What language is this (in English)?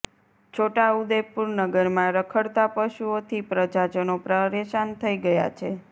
Gujarati